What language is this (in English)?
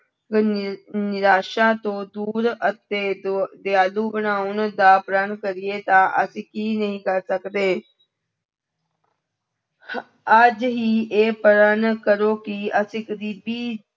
Punjabi